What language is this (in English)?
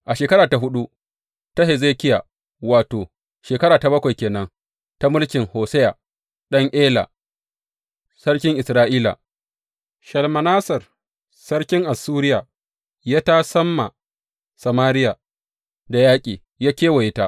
Hausa